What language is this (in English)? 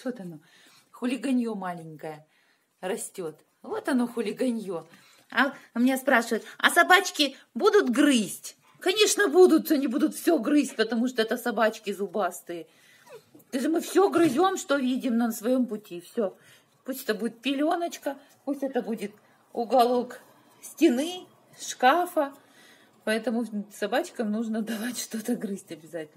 Russian